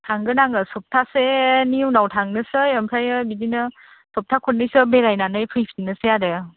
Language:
Bodo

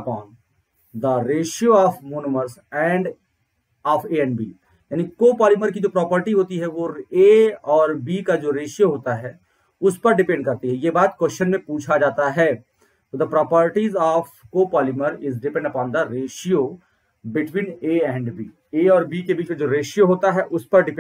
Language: Hindi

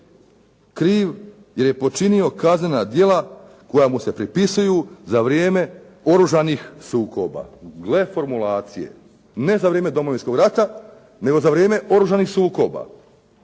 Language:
Croatian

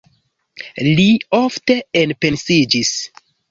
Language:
Esperanto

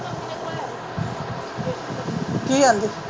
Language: Punjabi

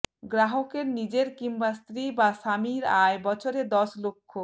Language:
Bangla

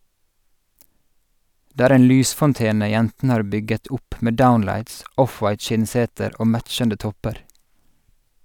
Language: Norwegian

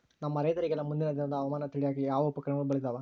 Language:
Kannada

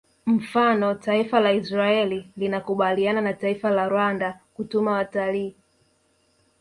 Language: Swahili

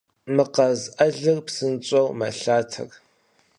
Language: Kabardian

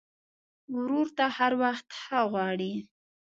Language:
Pashto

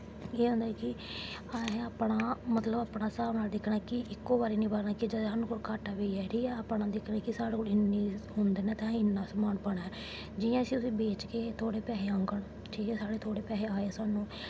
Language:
Dogri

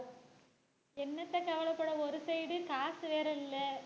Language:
Tamil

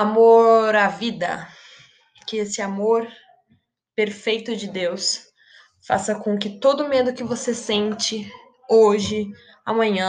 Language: Portuguese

